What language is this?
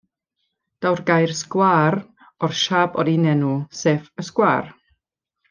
Welsh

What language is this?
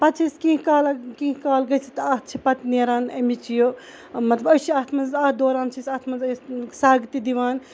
Kashmiri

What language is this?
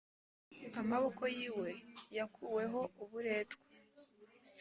Kinyarwanda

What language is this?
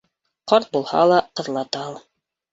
Bashkir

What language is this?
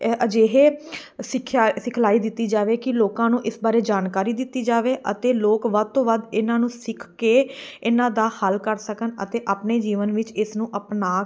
Punjabi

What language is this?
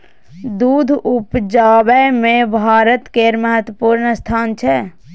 Maithili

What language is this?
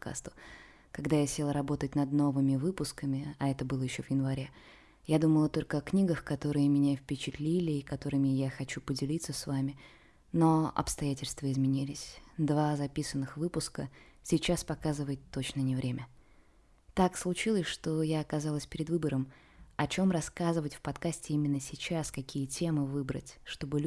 Russian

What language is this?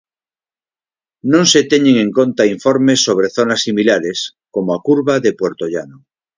Galician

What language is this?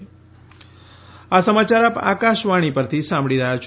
Gujarati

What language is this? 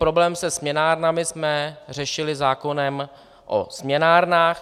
Czech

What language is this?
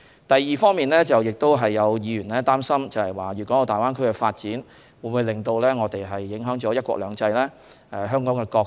Cantonese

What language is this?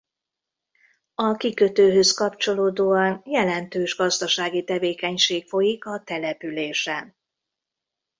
Hungarian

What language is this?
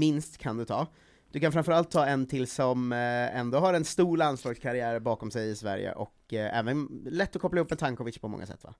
Swedish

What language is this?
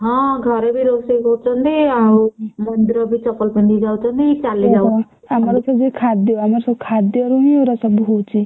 Odia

